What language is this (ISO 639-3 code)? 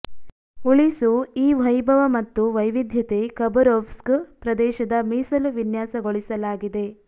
kan